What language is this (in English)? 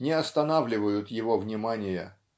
Russian